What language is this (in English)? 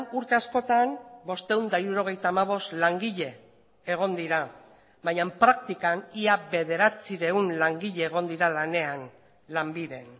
Basque